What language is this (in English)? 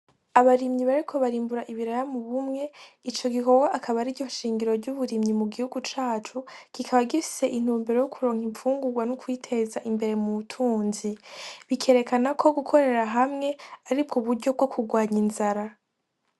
Rundi